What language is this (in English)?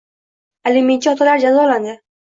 Uzbek